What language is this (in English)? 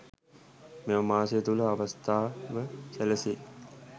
Sinhala